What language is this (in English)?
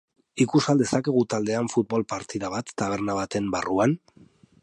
Basque